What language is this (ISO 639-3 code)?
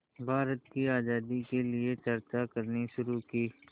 hin